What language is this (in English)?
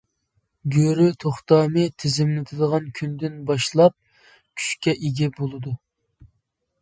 Uyghur